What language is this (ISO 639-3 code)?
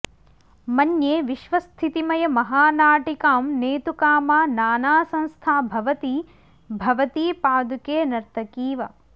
san